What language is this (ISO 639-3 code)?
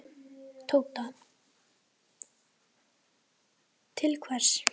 isl